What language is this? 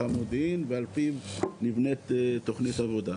Hebrew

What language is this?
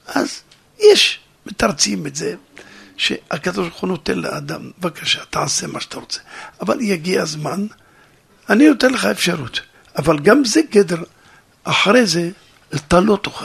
Hebrew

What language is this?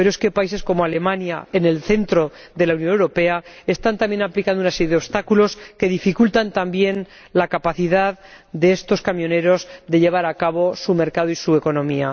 Spanish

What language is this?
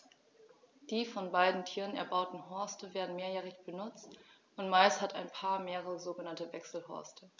German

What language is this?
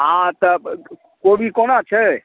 Maithili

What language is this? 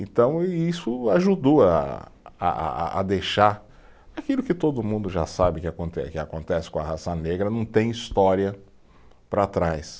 Portuguese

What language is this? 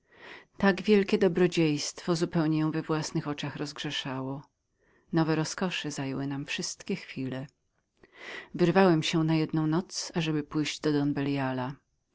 Polish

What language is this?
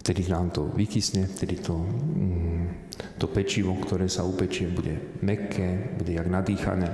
Slovak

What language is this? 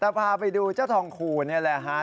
Thai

